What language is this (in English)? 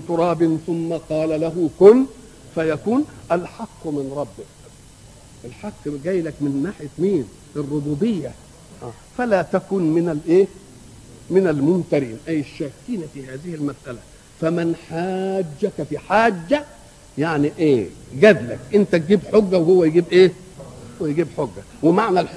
Arabic